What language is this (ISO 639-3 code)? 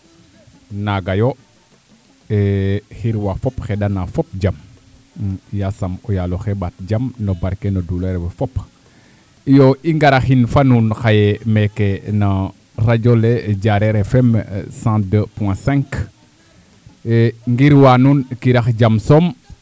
srr